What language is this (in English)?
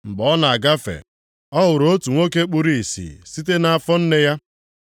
Igbo